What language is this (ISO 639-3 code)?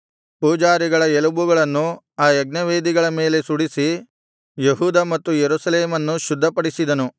kan